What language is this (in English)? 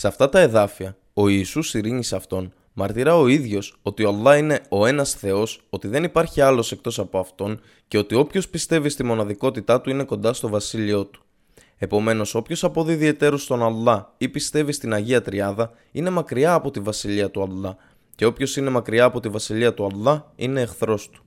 Greek